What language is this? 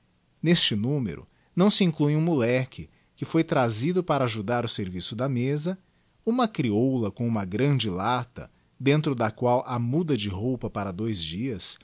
Portuguese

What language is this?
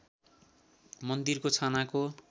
Nepali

